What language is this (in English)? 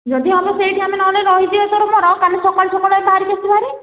Odia